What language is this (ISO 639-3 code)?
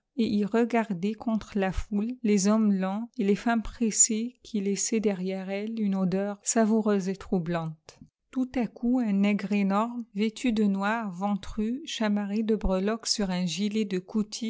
fra